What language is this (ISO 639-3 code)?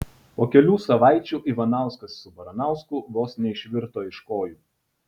lit